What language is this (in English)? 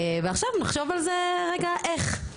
Hebrew